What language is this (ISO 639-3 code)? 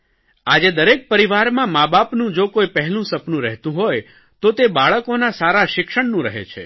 guj